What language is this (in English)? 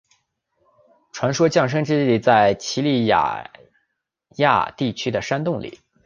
Chinese